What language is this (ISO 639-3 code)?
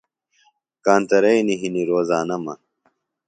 phl